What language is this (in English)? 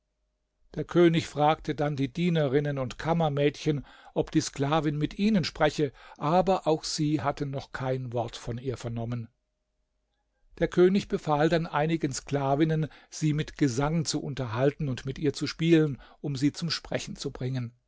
German